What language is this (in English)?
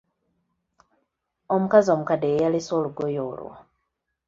Ganda